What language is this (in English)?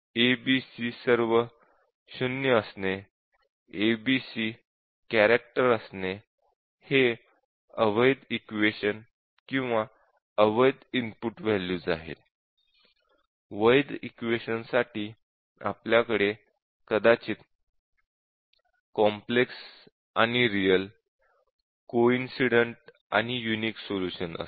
Marathi